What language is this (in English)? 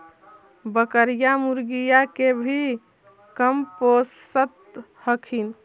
Magahi